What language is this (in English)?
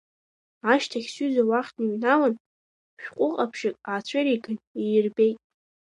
Abkhazian